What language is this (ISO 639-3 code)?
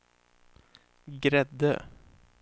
swe